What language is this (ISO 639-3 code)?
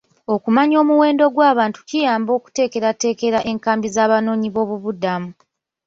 lug